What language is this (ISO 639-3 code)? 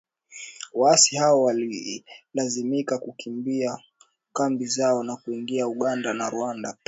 swa